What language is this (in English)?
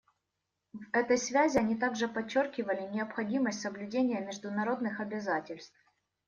Russian